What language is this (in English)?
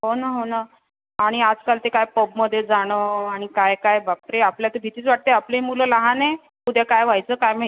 Marathi